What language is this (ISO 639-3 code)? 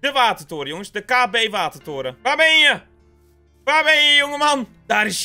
nld